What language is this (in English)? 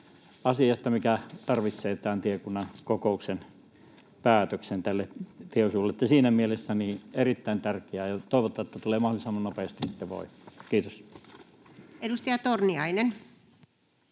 Finnish